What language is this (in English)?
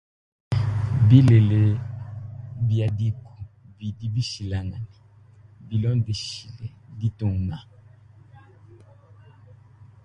Luba-Lulua